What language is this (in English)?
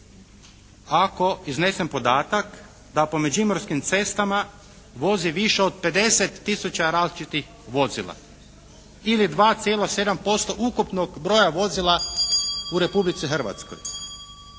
Croatian